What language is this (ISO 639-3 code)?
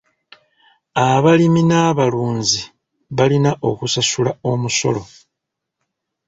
lug